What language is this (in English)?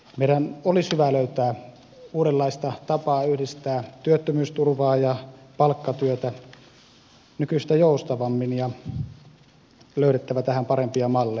Finnish